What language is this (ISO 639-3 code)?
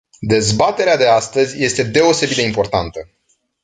ron